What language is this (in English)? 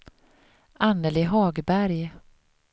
Swedish